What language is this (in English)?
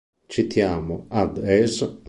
Italian